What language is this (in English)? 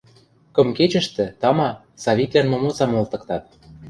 Western Mari